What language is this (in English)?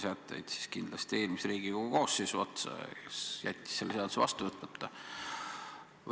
Estonian